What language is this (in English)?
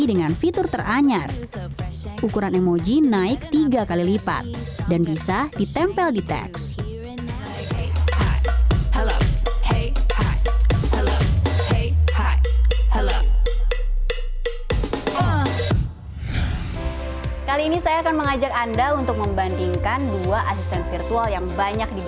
Indonesian